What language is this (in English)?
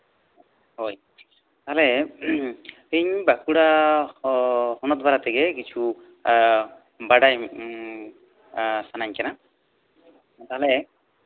Santali